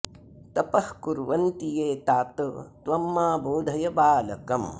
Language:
Sanskrit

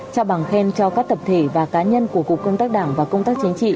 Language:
Vietnamese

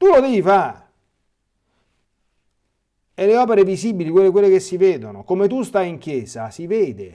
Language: Italian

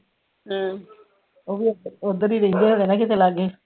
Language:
Punjabi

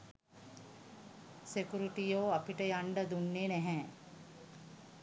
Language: Sinhala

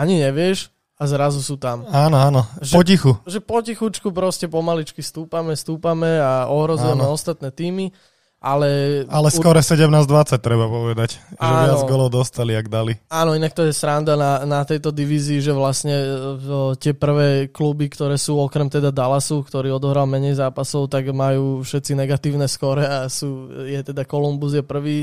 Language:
Slovak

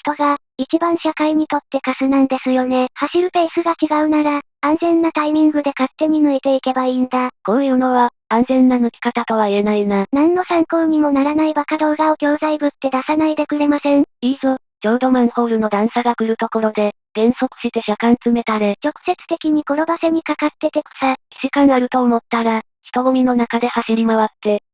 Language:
Japanese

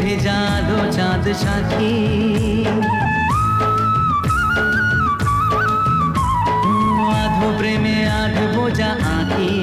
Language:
Hindi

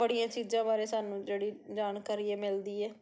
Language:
Punjabi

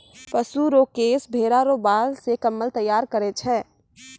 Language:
Maithili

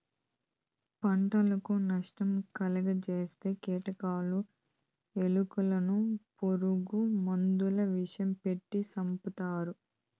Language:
Telugu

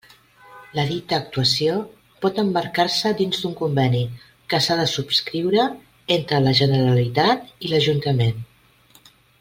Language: Catalan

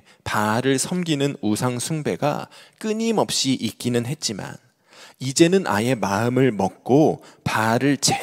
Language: Korean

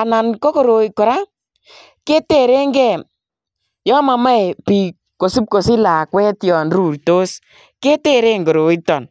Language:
Kalenjin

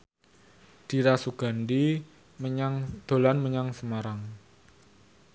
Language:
Javanese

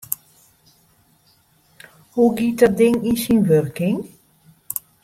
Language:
Western Frisian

